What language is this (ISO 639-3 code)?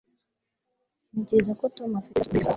kin